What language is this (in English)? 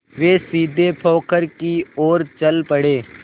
Hindi